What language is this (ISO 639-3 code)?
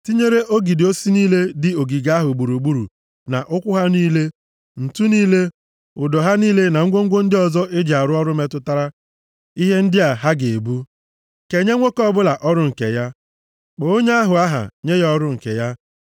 ibo